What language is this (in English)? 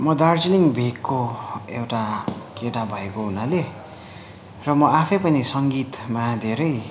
Nepali